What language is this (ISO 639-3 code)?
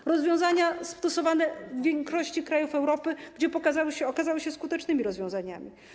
pol